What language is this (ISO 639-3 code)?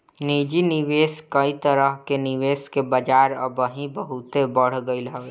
bho